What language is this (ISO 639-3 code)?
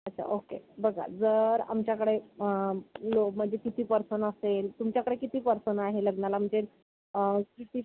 mar